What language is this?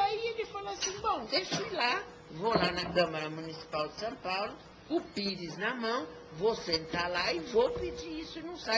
Portuguese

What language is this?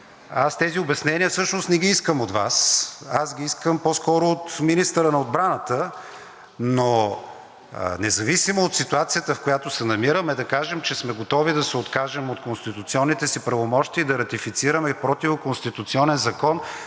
Bulgarian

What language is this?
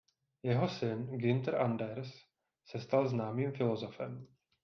Czech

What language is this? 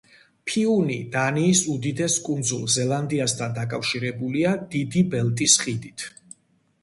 Georgian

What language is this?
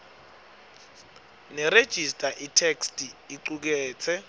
Swati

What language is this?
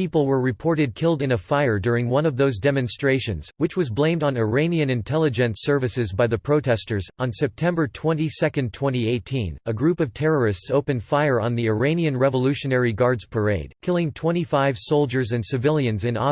English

